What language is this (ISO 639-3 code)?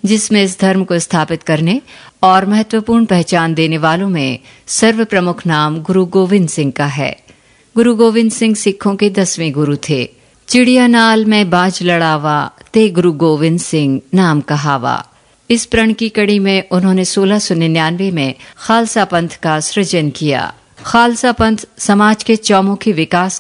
hin